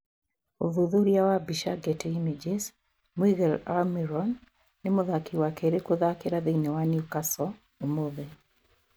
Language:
Kikuyu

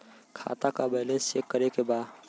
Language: Bhojpuri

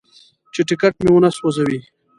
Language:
Pashto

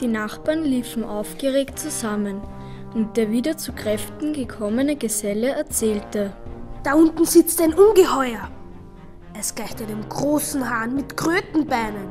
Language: German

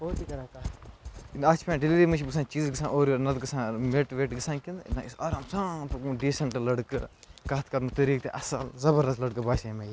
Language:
Kashmiri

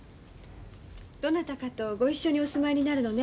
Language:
Japanese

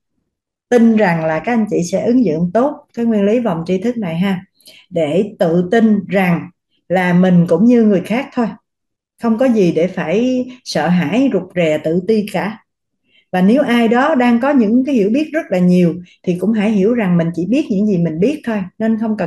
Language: Vietnamese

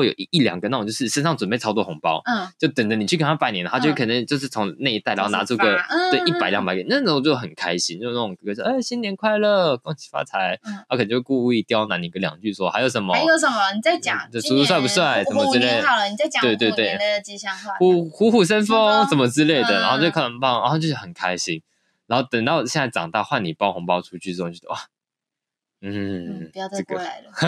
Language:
Chinese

